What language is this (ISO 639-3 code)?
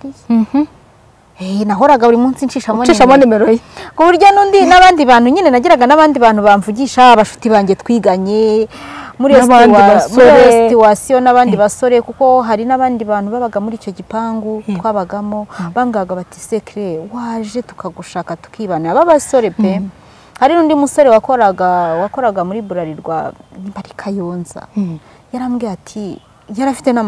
ron